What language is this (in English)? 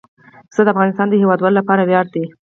Pashto